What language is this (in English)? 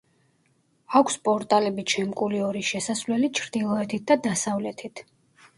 Georgian